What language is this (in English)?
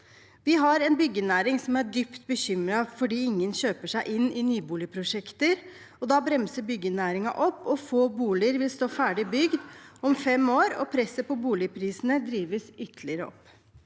Norwegian